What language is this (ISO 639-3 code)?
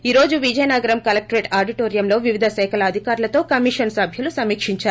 tel